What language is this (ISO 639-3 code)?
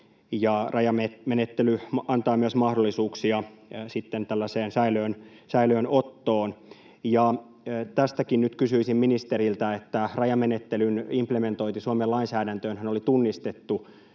fin